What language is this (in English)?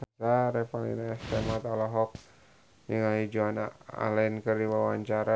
Sundanese